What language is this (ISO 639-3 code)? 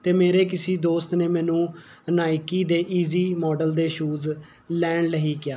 pan